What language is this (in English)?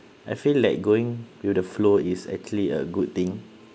English